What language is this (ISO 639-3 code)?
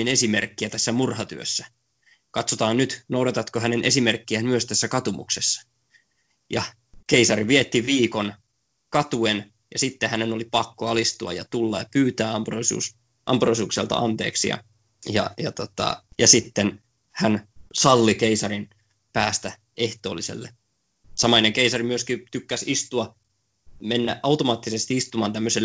fin